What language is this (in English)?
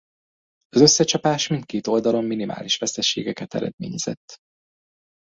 Hungarian